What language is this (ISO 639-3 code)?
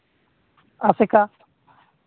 sat